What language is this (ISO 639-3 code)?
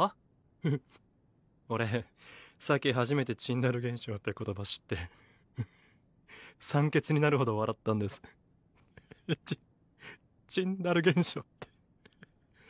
jpn